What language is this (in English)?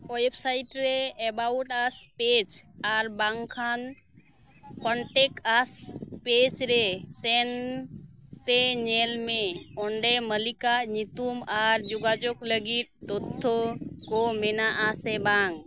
Santali